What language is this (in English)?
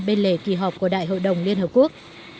Vietnamese